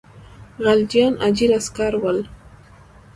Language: Pashto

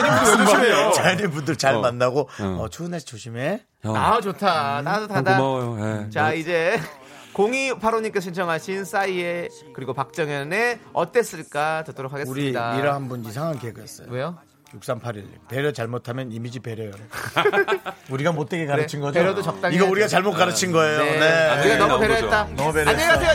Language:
Korean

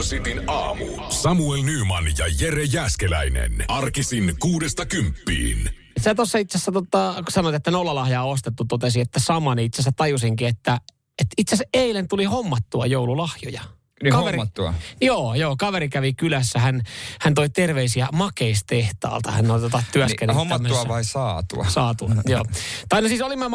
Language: Finnish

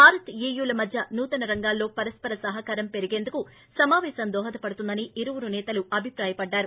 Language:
Telugu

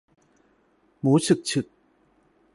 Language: Thai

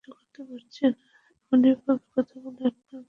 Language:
Bangla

